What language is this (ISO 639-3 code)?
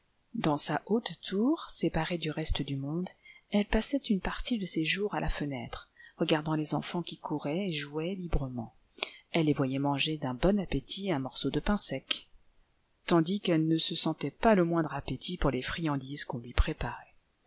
fra